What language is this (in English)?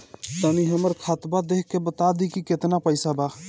Bhojpuri